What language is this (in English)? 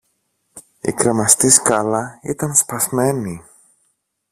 Greek